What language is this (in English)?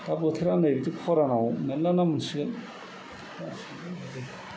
Bodo